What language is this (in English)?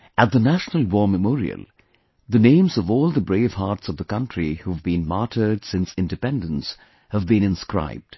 English